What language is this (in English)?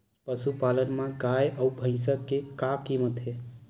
Chhattisgarhi